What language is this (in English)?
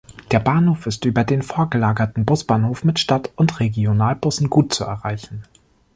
German